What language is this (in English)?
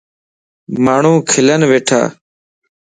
Lasi